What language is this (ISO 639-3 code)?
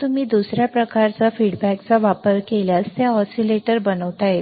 mar